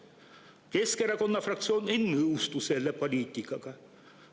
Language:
Estonian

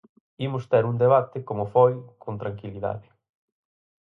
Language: Galician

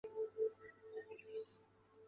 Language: Chinese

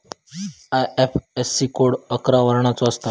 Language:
Marathi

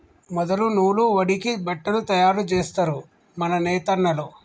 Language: Telugu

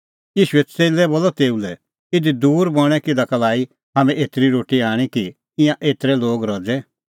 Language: Kullu Pahari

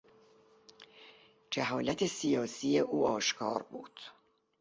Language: Persian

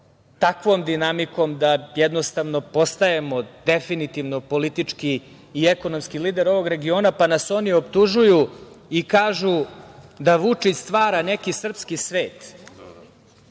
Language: Serbian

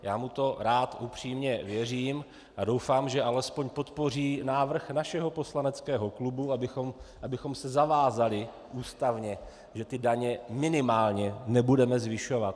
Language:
Czech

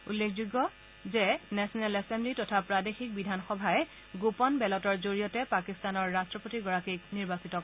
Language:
Assamese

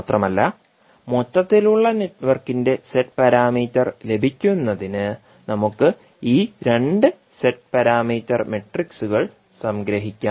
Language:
Malayalam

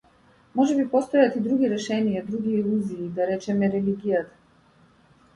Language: Macedonian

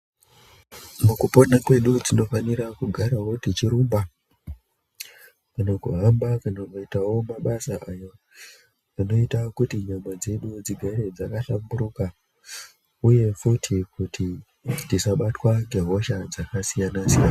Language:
Ndau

